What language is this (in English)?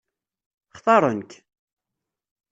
Kabyle